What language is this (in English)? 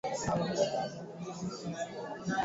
Swahili